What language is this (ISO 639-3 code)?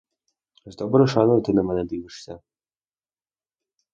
ukr